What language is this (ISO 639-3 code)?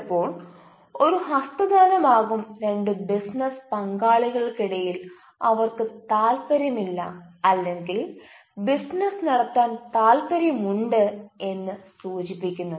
mal